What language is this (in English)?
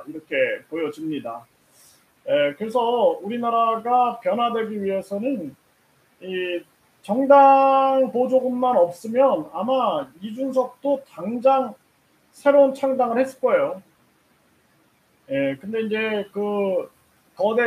Korean